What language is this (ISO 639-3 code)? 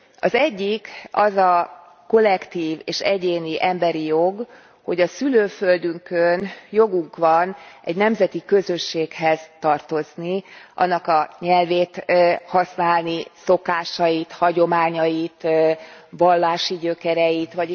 hun